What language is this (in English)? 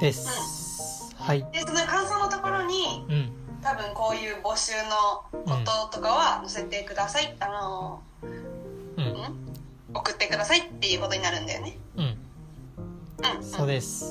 Japanese